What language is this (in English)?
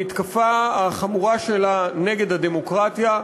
Hebrew